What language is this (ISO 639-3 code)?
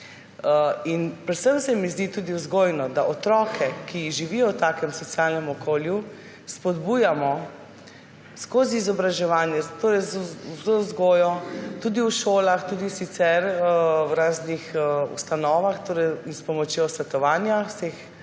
slv